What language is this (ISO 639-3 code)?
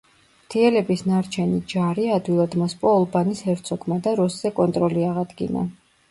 kat